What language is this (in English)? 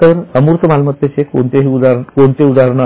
Marathi